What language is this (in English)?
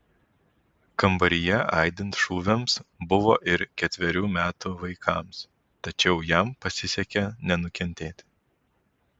Lithuanian